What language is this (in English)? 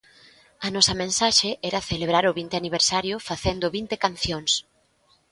Galician